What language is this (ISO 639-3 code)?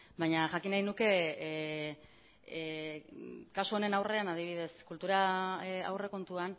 eus